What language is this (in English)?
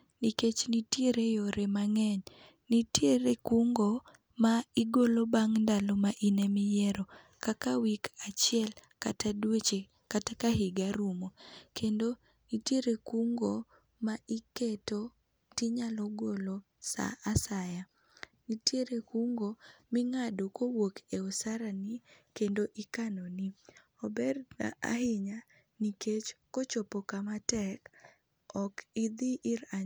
Luo (Kenya and Tanzania)